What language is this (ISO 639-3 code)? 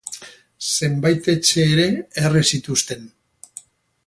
eus